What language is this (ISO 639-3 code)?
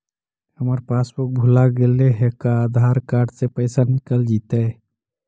mag